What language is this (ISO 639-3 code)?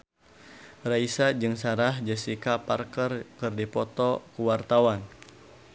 sun